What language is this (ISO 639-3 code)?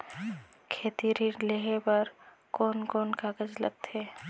hne